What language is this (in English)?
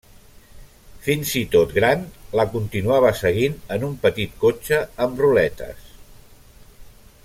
Catalan